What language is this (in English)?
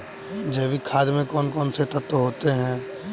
Hindi